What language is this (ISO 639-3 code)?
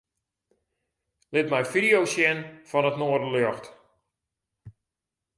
fry